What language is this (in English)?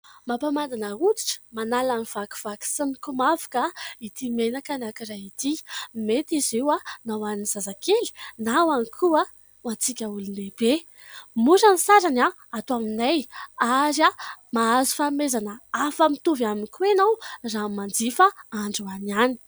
Malagasy